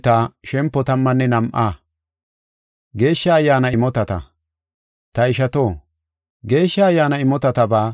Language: Gofa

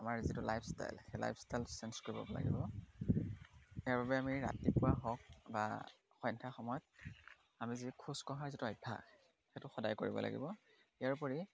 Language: Assamese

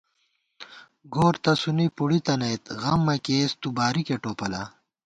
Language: Gawar-Bati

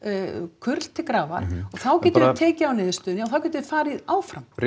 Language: Icelandic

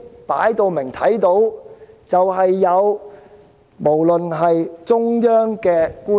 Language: Cantonese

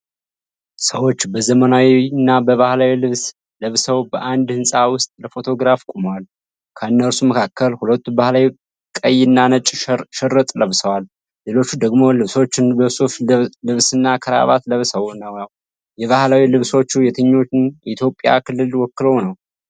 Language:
Amharic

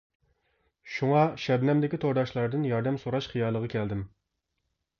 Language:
Uyghur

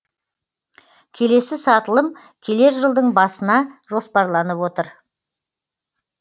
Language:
Kazakh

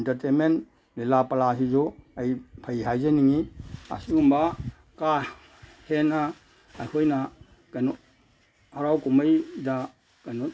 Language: Manipuri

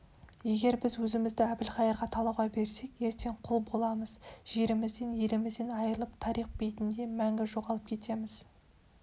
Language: Kazakh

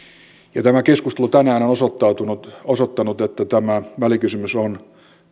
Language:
Finnish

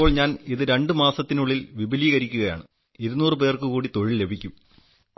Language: Malayalam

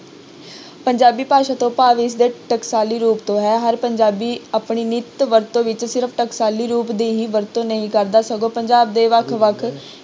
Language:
Punjabi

